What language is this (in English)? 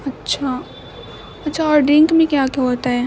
Urdu